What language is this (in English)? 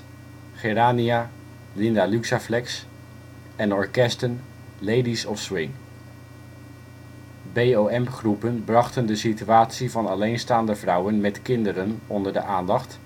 Dutch